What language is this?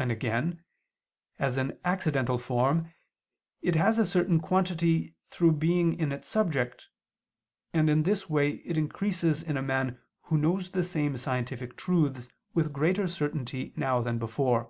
English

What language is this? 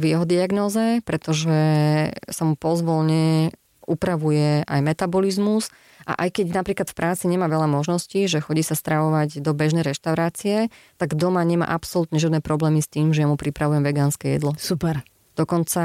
Slovak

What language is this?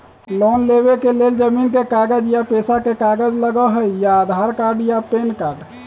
Magahi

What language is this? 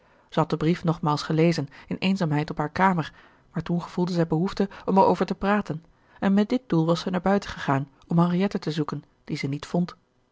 Dutch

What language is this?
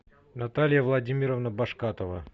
Russian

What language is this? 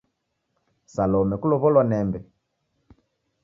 Taita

